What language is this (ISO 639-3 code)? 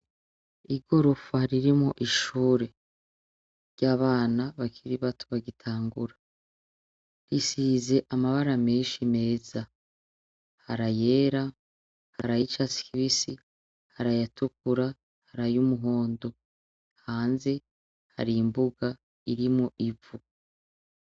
run